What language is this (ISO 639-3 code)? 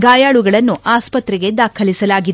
kan